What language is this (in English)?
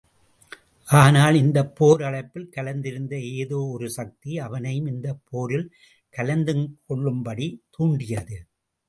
Tamil